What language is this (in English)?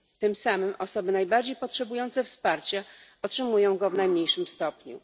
Polish